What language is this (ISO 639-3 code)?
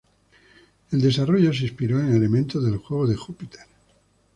spa